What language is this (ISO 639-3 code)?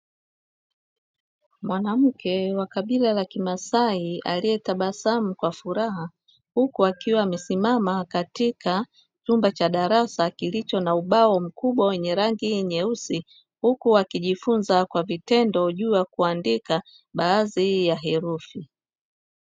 swa